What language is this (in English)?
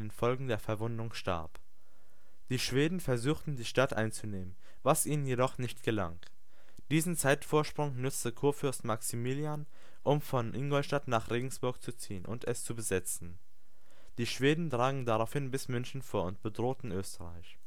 German